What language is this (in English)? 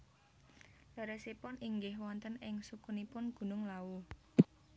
Javanese